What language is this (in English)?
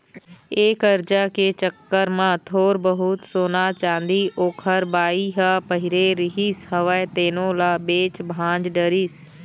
Chhattisgarhi